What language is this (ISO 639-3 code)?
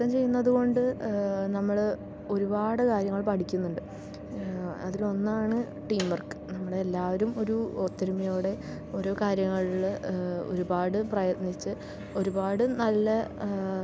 mal